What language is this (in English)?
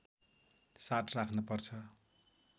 Nepali